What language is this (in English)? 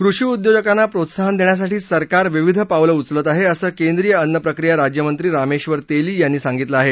Marathi